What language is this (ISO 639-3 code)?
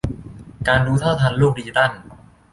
tha